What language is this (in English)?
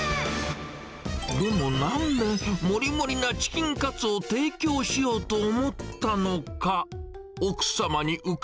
Japanese